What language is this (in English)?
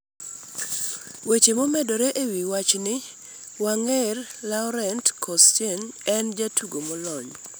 Luo (Kenya and Tanzania)